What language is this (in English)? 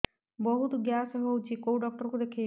Odia